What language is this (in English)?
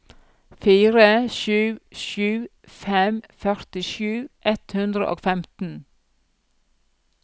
Norwegian